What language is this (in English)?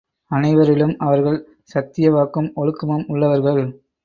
Tamil